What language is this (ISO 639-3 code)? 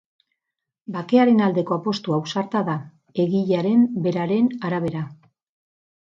eus